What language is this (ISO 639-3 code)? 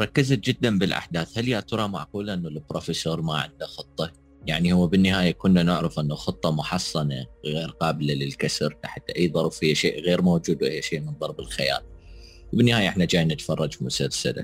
ara